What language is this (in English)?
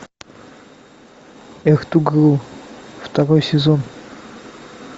Russian